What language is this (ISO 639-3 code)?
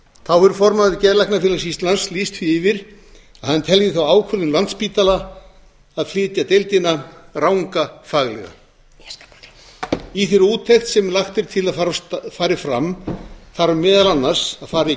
isl